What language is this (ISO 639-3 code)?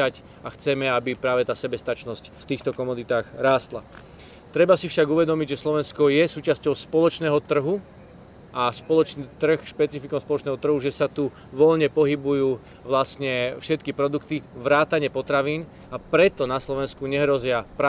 slk